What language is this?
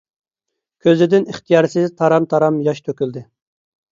Uyghur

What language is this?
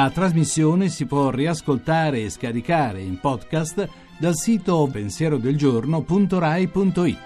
Italian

